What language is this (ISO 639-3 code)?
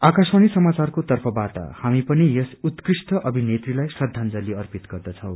nep